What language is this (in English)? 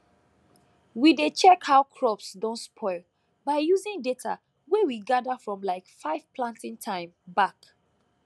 Nigerian Pidgin